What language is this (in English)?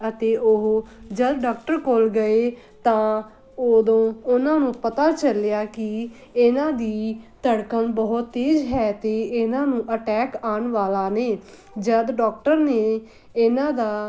Punjabi